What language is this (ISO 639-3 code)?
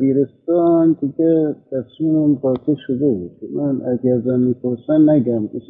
fas